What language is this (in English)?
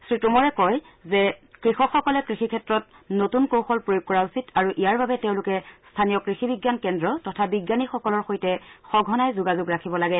Assamese